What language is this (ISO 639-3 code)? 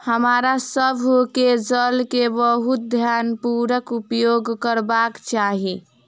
mai